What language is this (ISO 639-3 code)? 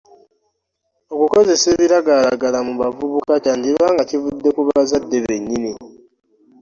lug